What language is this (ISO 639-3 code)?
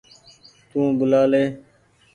gig